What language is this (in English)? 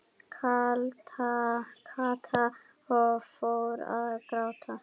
Icelandic